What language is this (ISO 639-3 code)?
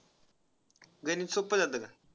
mar